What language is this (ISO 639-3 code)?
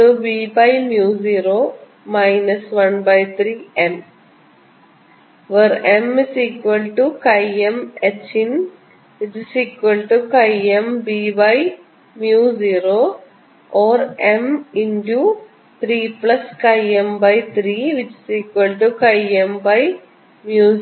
mal